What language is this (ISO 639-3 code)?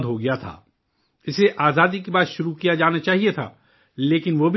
urd